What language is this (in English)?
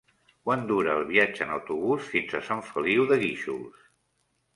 Catalan